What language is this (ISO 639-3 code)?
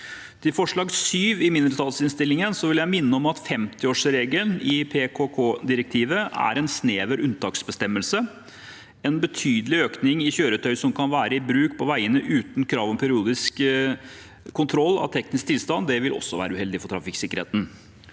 nor